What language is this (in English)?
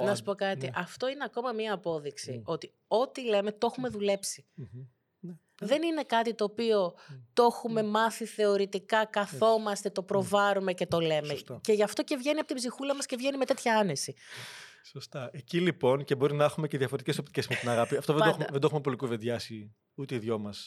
Greek